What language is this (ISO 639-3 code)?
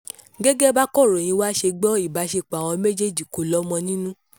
yor